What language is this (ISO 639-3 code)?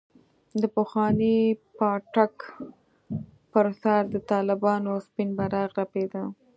pus